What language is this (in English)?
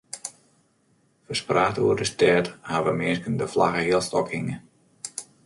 Western Frisian